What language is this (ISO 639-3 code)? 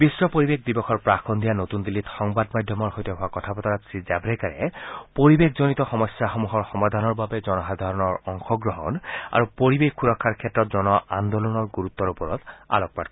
asm